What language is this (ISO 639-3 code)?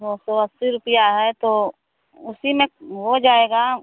hin